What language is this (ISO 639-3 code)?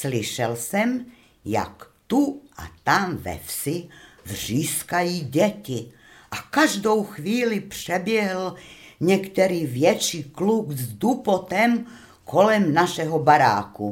ces